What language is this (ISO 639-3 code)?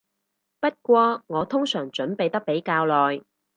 yue